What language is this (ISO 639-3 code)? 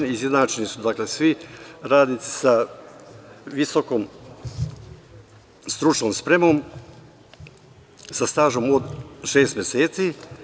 srp